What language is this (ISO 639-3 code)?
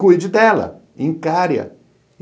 por